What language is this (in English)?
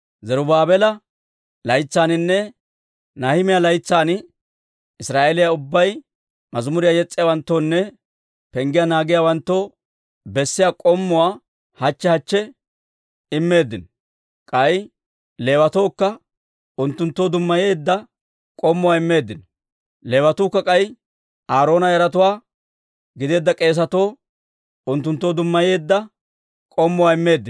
Dawro